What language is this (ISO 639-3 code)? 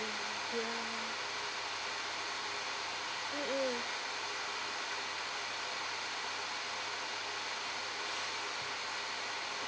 eng